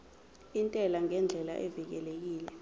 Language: Zulu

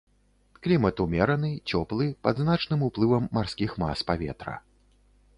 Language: Belarusian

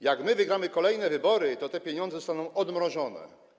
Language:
Polish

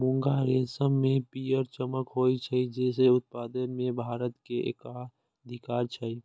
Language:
Maithili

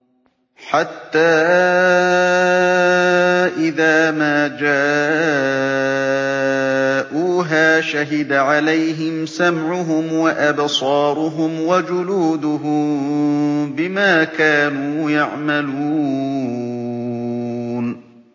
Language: Arabic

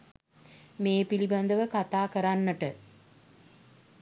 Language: Sinhala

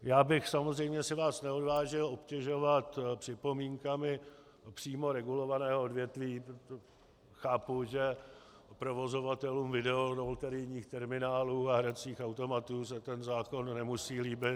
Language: Czech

